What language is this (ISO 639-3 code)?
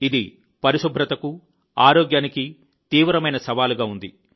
tel